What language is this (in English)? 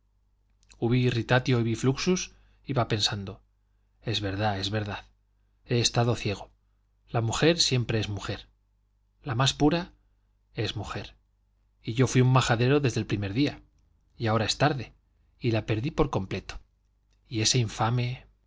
Spanish